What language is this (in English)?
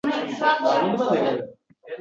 Uzbek